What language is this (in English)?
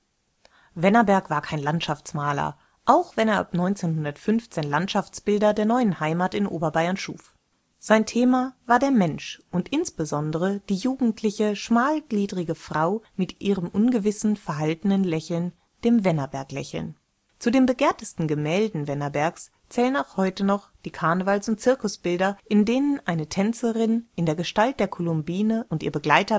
German